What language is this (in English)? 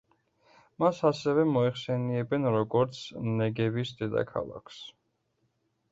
Georgian